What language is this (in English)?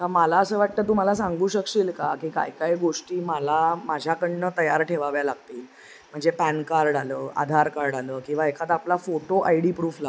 Marathi